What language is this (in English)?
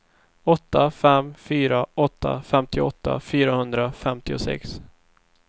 Swedish